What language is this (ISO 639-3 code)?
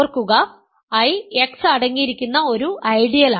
mal